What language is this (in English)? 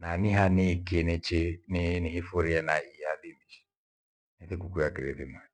Gweno